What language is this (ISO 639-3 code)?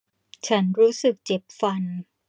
tha